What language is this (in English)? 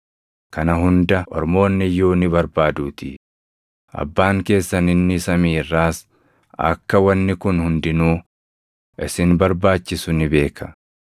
Oromo